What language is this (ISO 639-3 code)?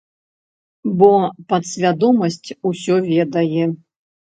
bel